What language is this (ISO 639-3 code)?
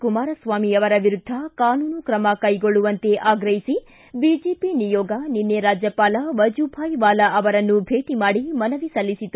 kan